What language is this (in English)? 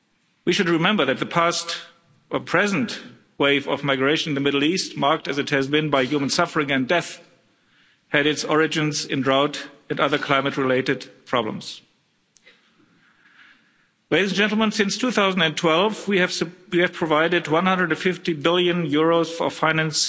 English